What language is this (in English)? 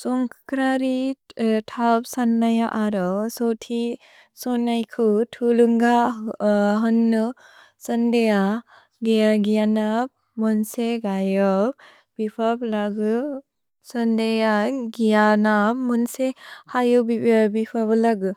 Bodo